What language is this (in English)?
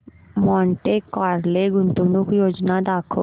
Marathi